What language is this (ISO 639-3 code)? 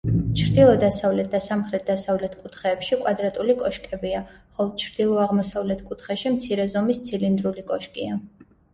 kat